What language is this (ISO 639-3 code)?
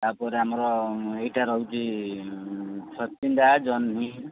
ori